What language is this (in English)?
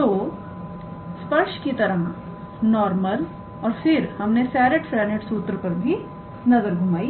Hindi